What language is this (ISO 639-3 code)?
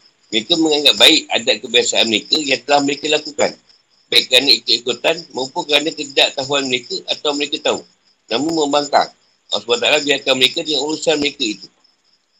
msa